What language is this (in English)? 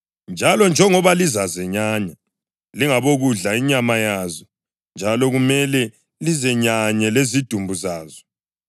North Ndebele